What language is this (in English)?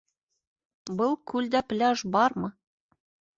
Bashkir